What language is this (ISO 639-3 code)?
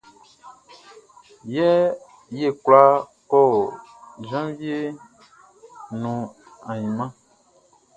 bci